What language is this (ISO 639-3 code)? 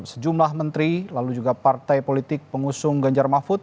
ind